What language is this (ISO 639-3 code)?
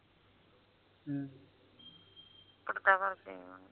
pan